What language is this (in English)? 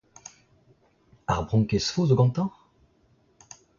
Breton